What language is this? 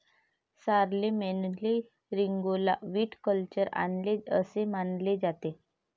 Marathi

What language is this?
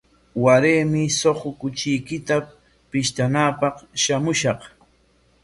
Corongo Ancash Quechua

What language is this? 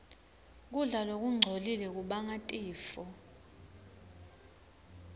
Swati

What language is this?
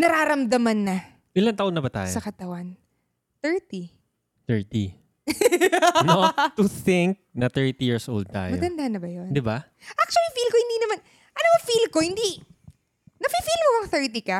Filipino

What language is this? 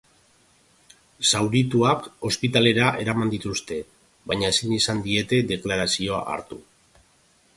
Basque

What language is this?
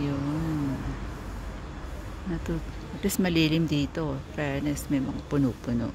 Filipino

